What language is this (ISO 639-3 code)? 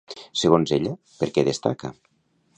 cat